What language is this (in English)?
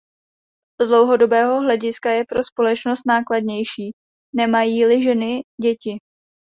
Czech